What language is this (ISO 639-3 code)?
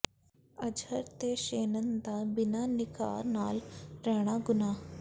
pan